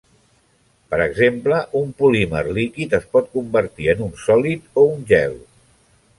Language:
Catalan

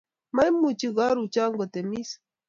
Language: Kalenjin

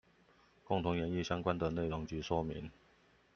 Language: Chinese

